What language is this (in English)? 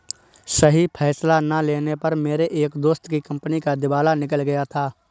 Hindi